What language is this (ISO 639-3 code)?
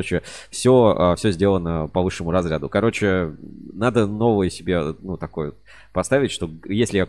rus